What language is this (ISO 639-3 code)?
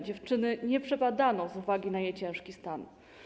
pol